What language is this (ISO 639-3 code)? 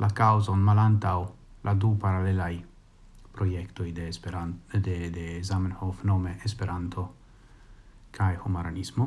ita